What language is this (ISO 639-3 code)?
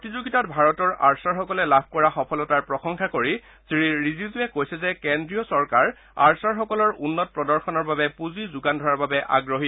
asm